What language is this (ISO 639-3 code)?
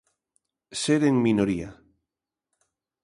glg